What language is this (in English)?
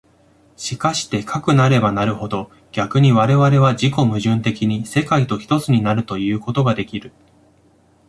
Japanese